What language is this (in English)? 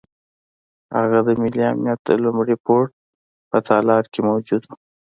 Pashto